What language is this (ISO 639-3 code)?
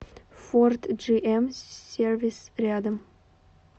rus